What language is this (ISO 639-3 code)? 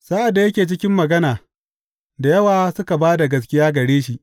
hau